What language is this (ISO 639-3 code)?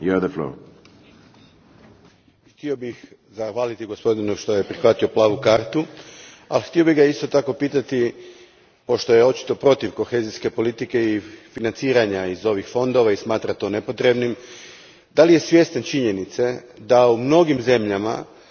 hrv